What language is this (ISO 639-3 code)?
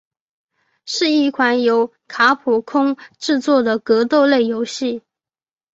zho